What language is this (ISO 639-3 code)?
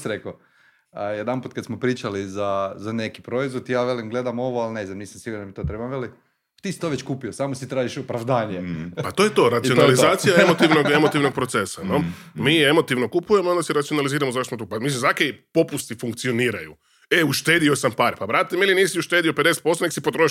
hrv